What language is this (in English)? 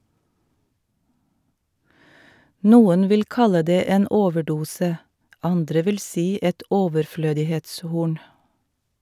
Norwegian